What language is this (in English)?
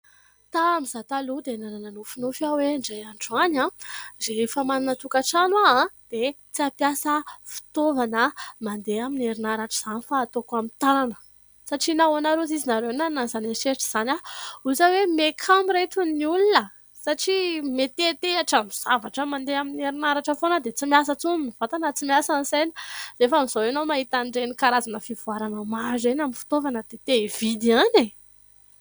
Malagasy